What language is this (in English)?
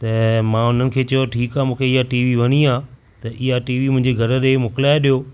Sindhi